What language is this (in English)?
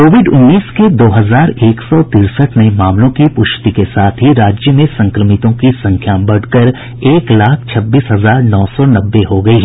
Hindi